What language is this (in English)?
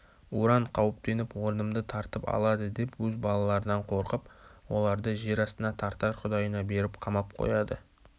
Kazakh